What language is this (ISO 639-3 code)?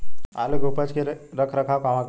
bho